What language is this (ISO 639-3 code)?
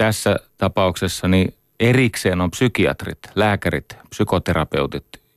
fin